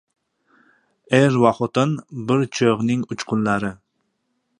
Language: Uzbek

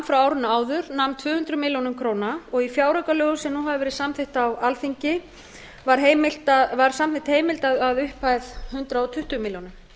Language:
Icelandic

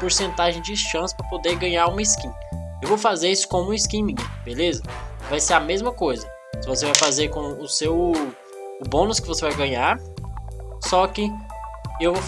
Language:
Portuguese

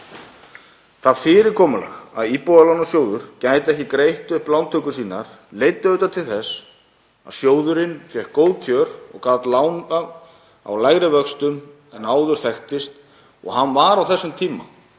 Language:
Icelandic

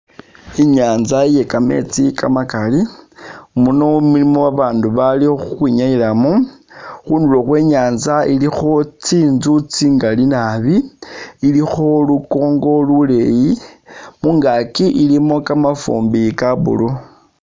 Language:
Masaaba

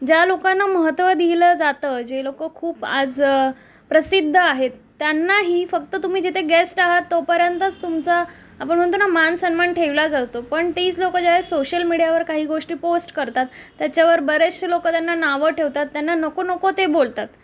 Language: Marathi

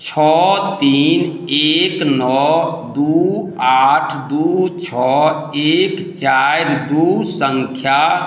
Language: Maithili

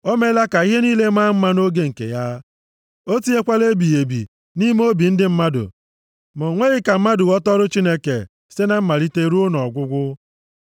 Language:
Igbo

